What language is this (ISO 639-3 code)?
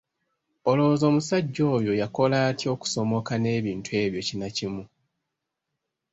lug